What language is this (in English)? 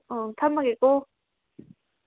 Manipuri